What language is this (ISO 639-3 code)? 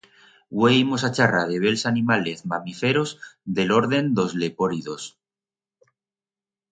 arg